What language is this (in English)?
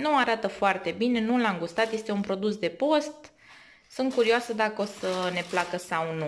Romanian